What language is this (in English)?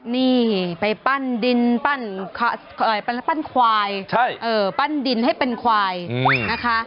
Thai